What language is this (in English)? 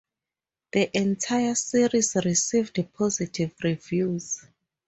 English